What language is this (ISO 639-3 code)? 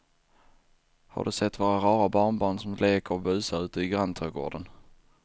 swe